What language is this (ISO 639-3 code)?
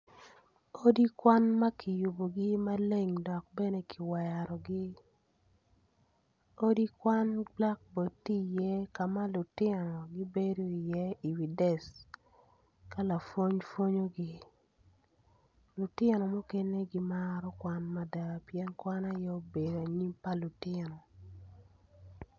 ach